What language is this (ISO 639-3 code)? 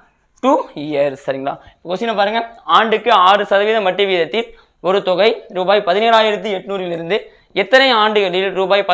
tam